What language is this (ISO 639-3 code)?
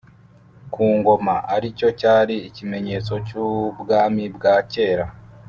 kin